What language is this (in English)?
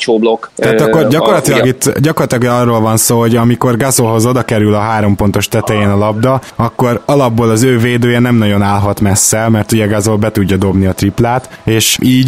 Hungarian